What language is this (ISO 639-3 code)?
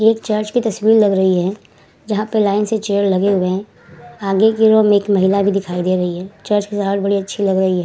hin